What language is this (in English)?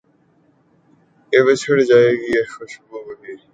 Urdu